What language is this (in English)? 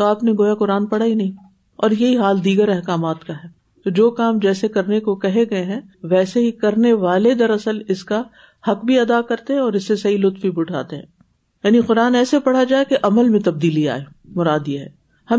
Urdu